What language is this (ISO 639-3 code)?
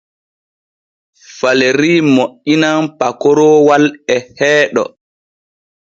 fue